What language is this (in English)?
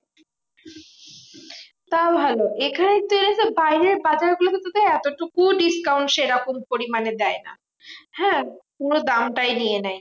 Bangla